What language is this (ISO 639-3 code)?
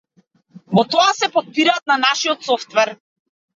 mkd